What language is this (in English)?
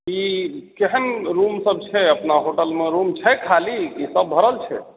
Maithili